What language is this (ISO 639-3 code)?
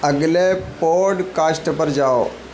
urd